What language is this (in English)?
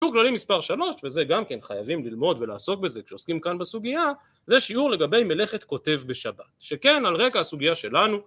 Hebrew